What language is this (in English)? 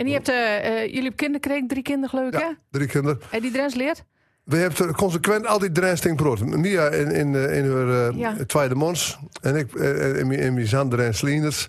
Dutch